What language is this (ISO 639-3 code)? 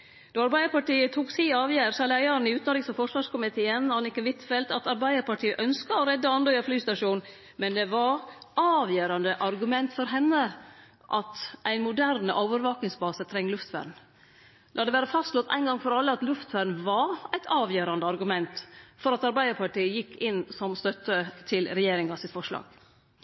nno